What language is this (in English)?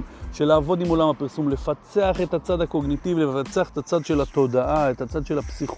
Hebrew